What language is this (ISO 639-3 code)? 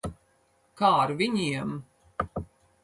lav